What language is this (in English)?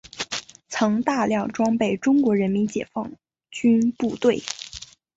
Chinese